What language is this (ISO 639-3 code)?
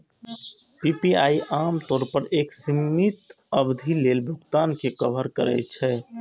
mai